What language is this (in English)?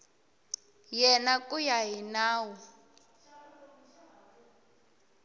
Tsonga